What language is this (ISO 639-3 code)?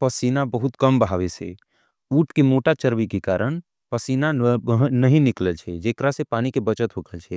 anp